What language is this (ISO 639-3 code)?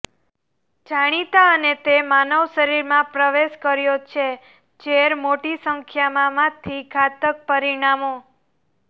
guj